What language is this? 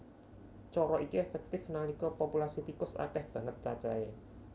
Javanese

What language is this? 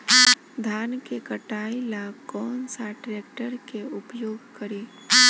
Bhojpuri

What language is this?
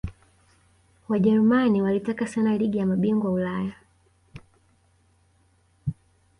Swahili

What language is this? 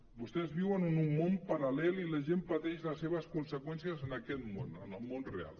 Catalan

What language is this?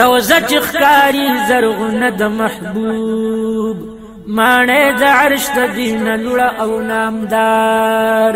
Arabic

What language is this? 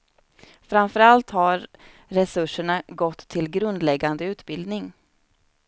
Swedish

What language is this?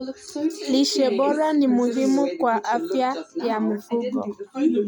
Kalenjin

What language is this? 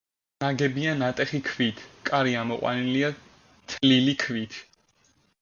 Georgian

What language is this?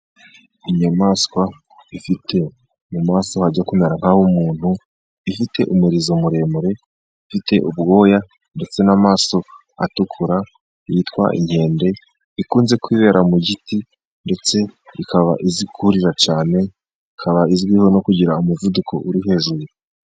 Kinyarwanda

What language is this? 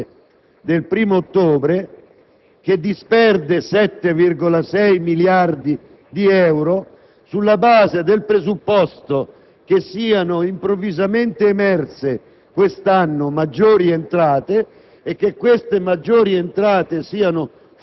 Italian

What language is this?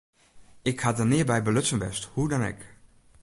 Western Frisian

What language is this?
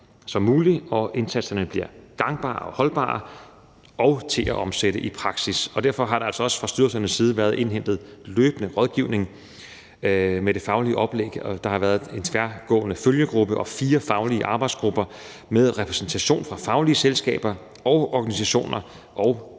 Danish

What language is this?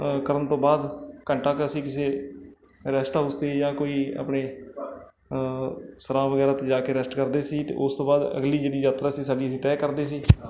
Punjabi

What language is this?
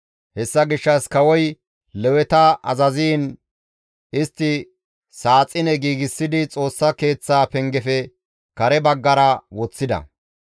Gamo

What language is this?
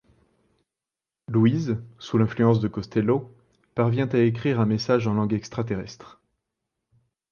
French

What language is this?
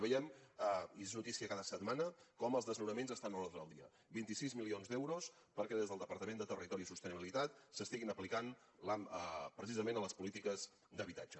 Catalan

